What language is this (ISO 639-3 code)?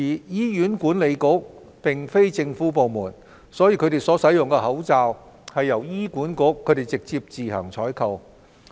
yue